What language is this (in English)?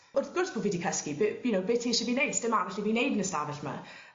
Welsh